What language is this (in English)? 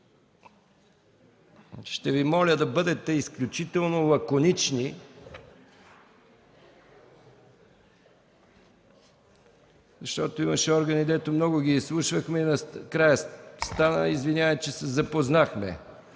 Bulgarian